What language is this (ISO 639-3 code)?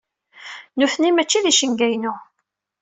kab